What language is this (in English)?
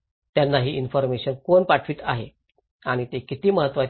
Marathi